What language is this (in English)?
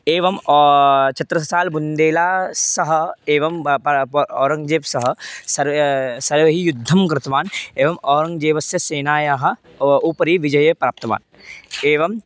Sanskrit